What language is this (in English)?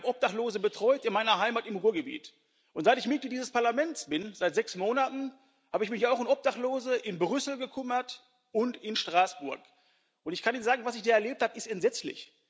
German